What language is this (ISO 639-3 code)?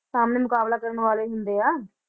pan